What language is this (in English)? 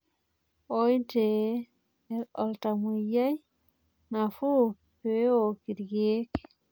Masai